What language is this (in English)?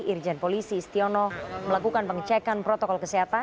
Indonesian